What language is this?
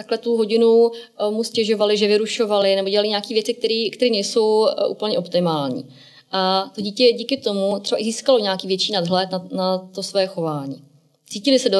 Czech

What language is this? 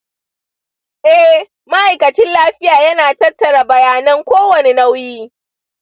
Hausa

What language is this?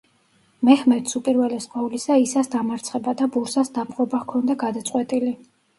Georgian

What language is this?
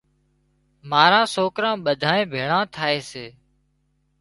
Wadiyara Koli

